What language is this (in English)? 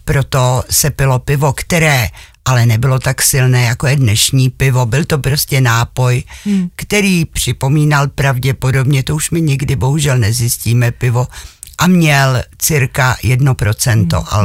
Czech